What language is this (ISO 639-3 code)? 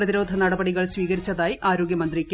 mal